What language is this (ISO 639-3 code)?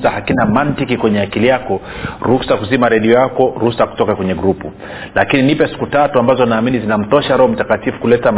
swa